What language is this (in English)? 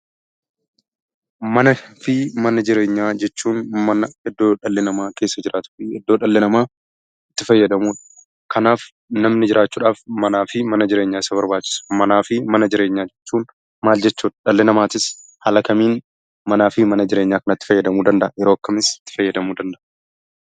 Oromo